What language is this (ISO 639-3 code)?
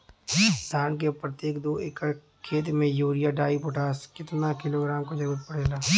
bho